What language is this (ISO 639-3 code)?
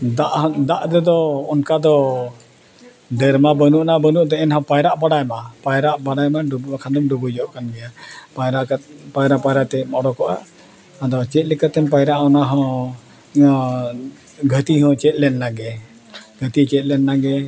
sat